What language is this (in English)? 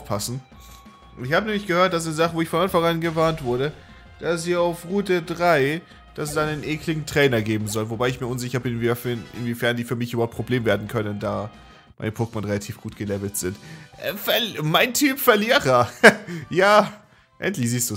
German